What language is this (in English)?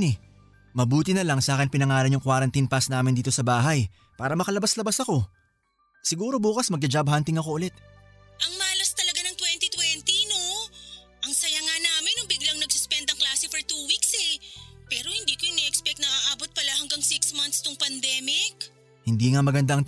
Filipino